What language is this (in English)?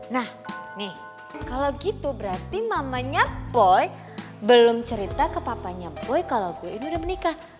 Indonesian